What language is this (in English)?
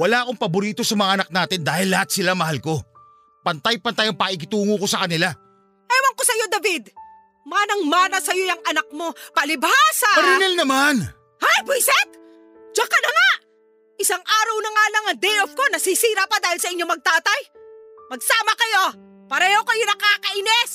Filipino